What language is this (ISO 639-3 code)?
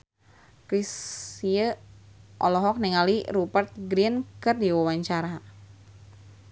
sun